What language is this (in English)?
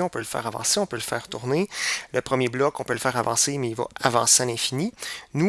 French